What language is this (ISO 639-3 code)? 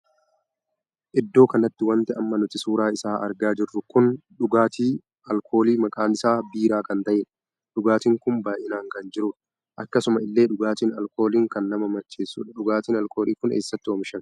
orm